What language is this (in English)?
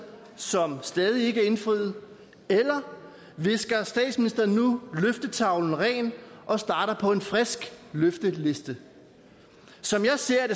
Danish